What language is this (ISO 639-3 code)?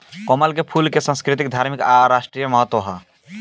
bho